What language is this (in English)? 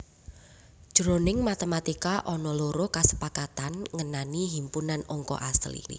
Javanese